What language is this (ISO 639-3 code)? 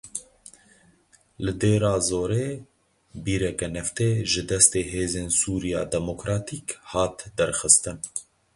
kur